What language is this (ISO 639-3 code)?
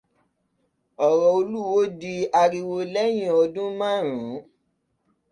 yor